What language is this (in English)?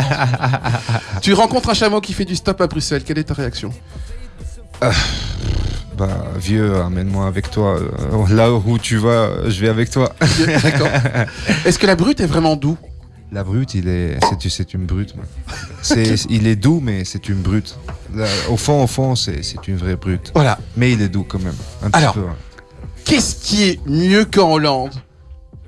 French